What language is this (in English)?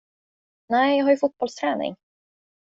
Swedish